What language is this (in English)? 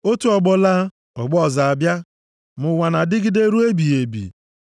Igbo